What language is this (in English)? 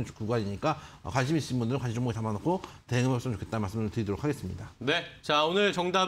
Korean